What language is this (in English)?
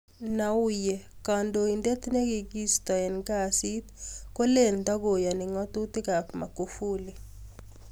Kalenjin